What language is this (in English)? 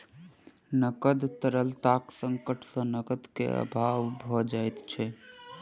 Maithili